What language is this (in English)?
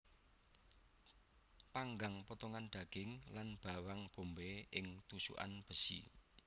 Javanese